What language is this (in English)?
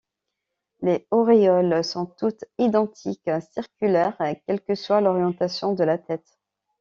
French